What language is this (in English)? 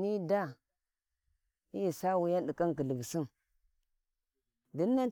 Warji